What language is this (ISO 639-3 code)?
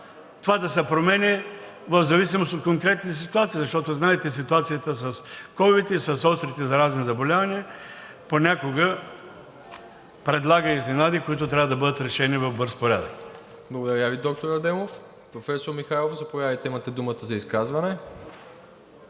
bul